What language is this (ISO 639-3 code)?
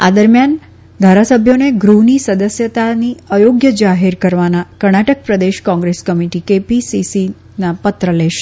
guj